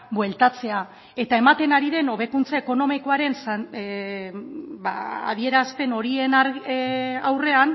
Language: Basque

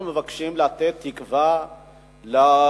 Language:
Hebrew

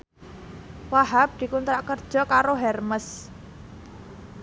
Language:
Javanese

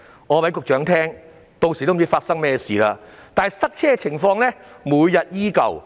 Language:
Cantonese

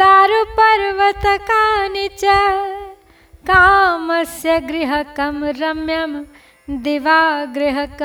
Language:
Hindi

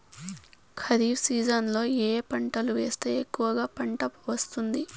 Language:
Telugu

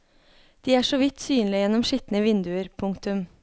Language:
Norwegian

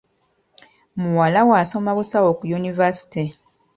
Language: Ganda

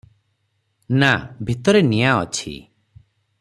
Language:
Odia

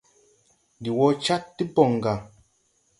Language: Tupuri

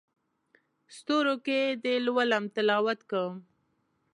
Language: Pashto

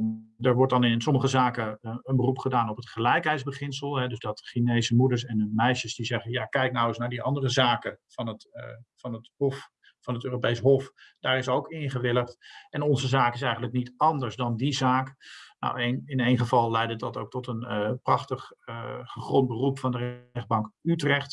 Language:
Dutch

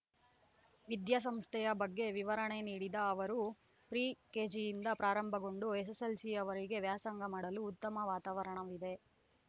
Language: Kannada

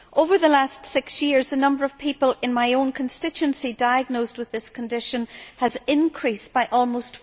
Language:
English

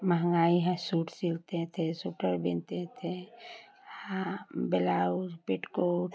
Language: Hindi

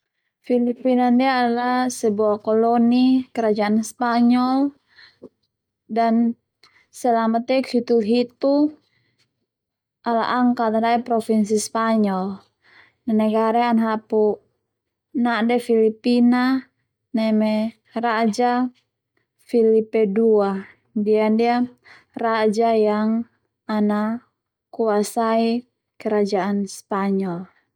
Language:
Termanu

